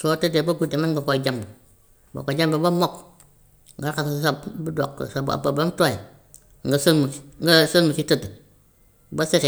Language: Gambian Wolof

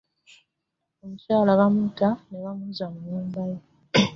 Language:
Ganda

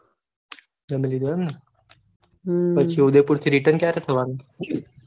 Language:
Gujarati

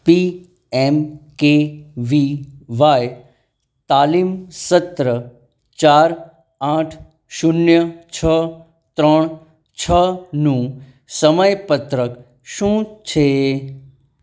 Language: Gujarati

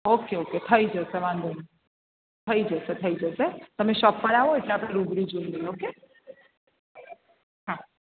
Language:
Gujarati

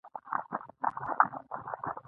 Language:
Pashto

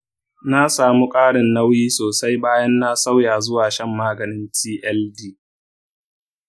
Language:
Hausa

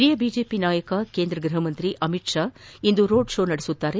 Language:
Kannada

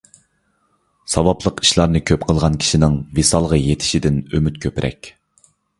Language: Uyghur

